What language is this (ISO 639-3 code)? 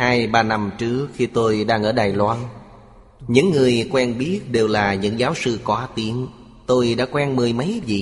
vie